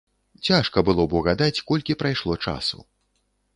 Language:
Belarusian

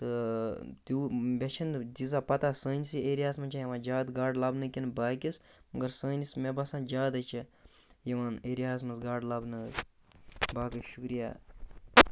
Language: Kashmiri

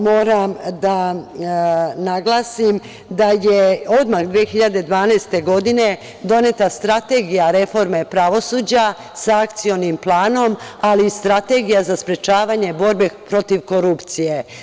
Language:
Serbian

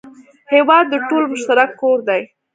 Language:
Pashto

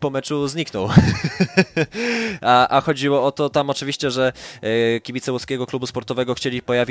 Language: Polish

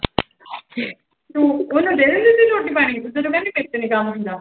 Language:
Punjabi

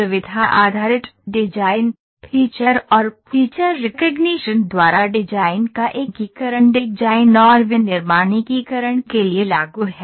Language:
Hindi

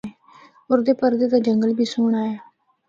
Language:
Northern Hindko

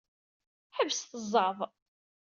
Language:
Kabyle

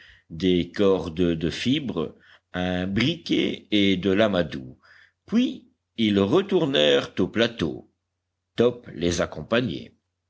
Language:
French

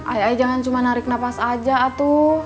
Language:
Indonesian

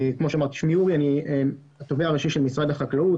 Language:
Hebrew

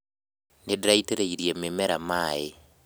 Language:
Kikuyu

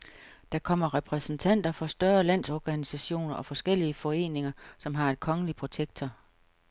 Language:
Danish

